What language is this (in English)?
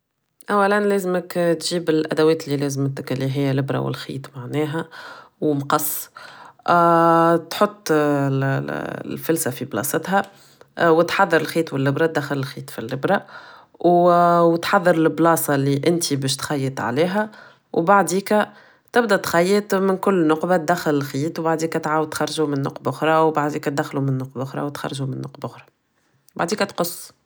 Tunisian Arabic